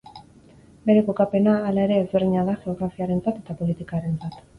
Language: Basque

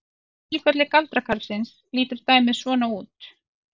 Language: Icelandic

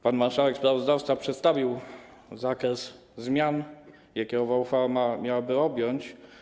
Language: Polish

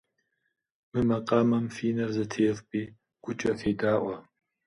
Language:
Kabardian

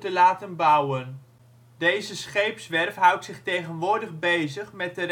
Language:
Dutch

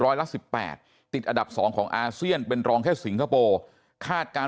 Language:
Thai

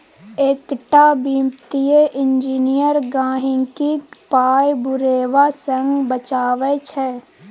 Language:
Maithili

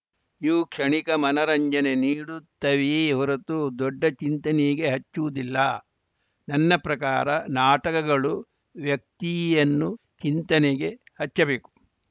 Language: Kannada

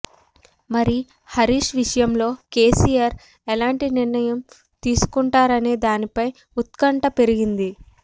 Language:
Telugu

